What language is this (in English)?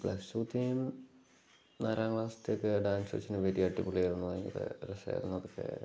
Malayalam